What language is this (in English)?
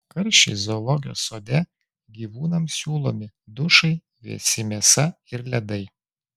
Lithuanian